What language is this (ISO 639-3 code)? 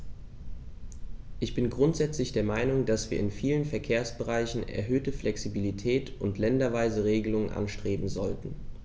deu